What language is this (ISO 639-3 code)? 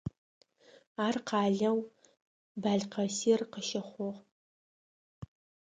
ady